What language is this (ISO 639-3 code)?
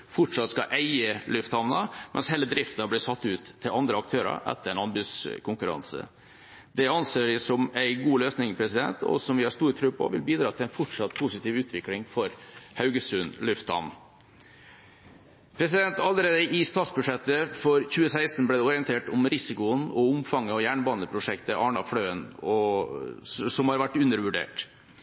nob